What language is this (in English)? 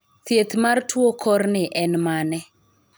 Luo (Kenya and Tanzania)